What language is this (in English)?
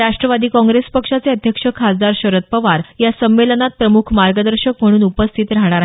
Marathi